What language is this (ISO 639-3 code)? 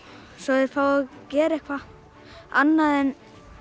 isl